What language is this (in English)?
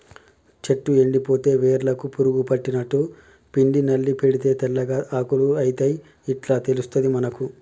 Telugu